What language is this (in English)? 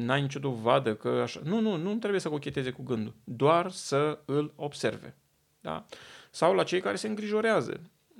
Romanian